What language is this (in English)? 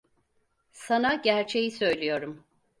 Turkish